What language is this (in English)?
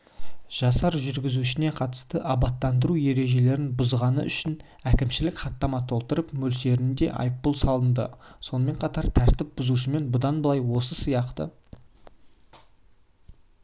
Kazakh